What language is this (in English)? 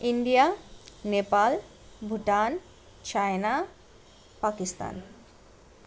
Nepali